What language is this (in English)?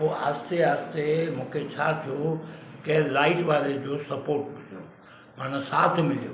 Sindhi